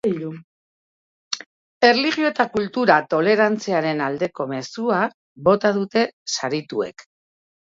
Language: Basque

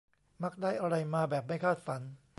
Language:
Thai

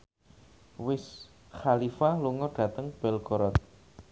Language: Javanese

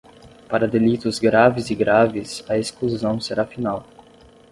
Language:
Portuguese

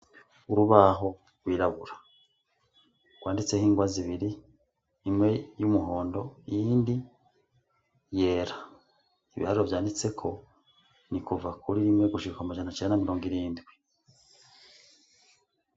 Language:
Rundi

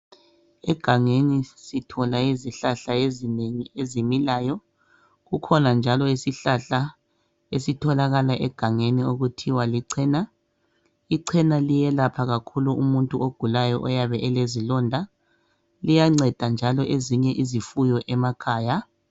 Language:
North Ndebele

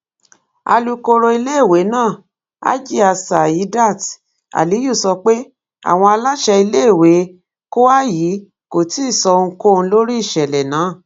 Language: Yoruba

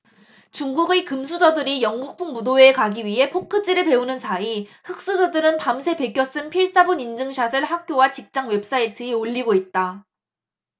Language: Korean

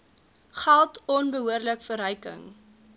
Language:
Afrikaans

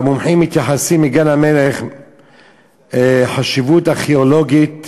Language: Hebrew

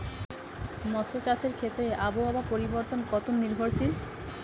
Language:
Bangla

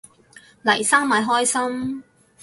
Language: Cantonese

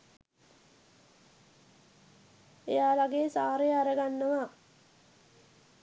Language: Sinhala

